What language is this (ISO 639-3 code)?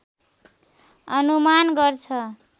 nep